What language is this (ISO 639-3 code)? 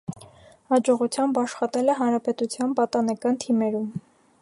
hye